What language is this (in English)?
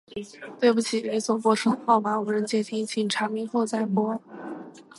Chinese